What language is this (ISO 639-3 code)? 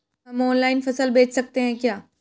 hin